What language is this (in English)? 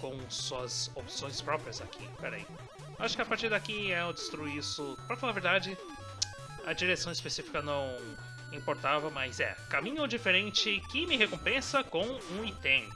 Portuguese